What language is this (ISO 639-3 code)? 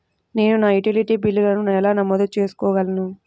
tel